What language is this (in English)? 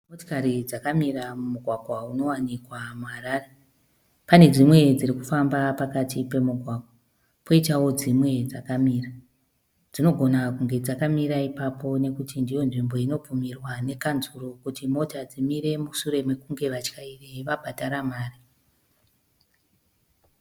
Shona